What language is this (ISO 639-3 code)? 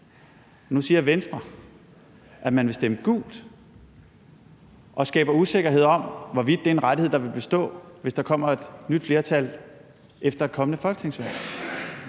dan